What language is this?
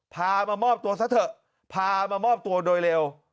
Thai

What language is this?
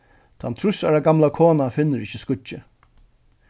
Faroese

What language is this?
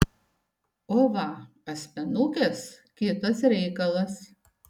Lithuanian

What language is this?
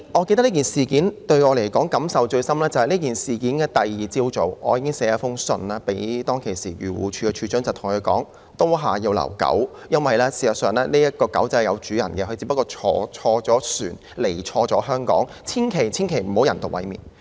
Cantonese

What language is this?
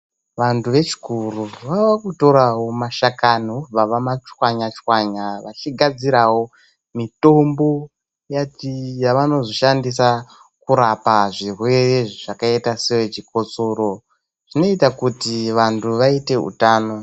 Ndau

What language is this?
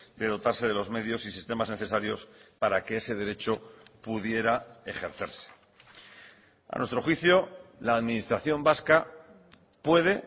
Spanish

